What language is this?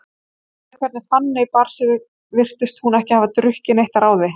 Icelandic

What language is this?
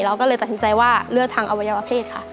Thai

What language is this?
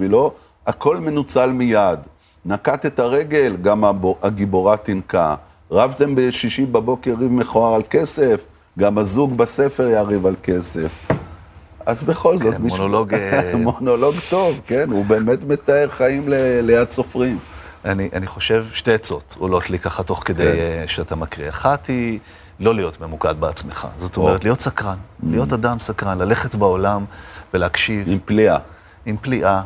Hebrew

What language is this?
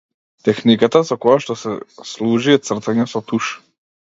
Macedonian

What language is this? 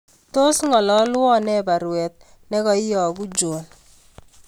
Kalenjin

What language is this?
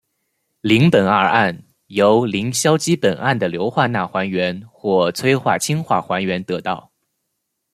Chinese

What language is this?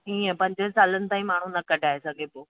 Sindhi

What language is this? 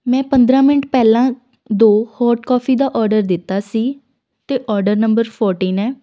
Punjabi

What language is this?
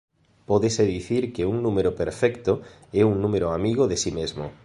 Galician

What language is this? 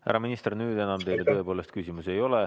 Estonian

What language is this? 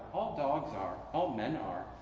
English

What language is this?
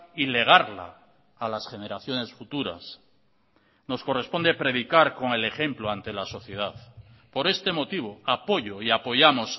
Spanish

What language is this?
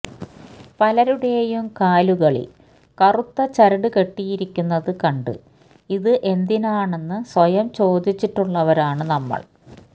Malayalam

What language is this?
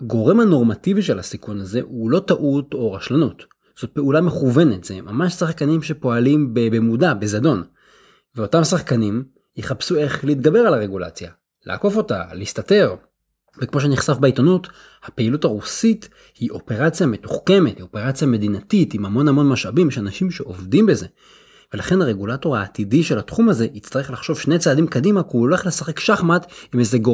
Hebrew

